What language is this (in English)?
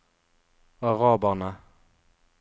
Norwegian